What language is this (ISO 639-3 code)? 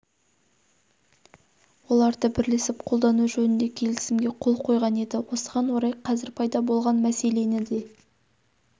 kaz